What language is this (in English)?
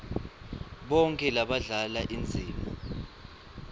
Swati